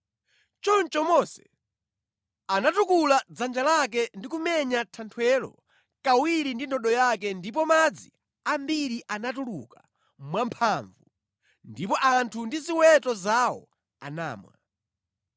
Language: Nyanja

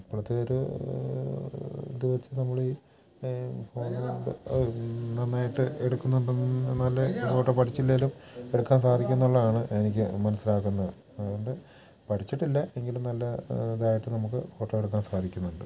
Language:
Malayalam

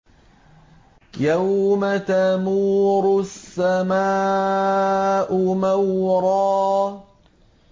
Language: Arabic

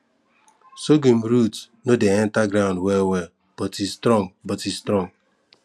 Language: Nigerian Pidgin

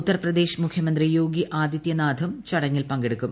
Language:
Malayalam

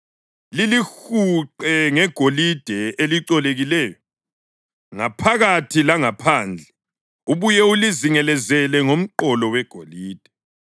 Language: North Ndebele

